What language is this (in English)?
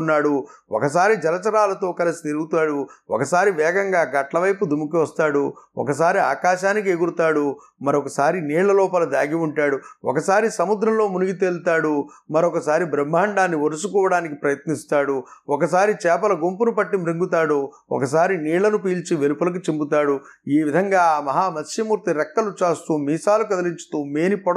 Telugu